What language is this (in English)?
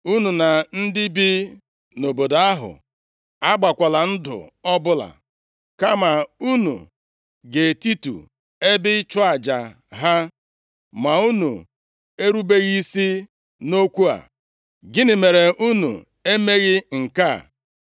Igbo